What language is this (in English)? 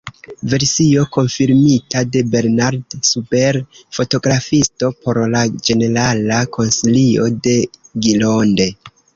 Esperanto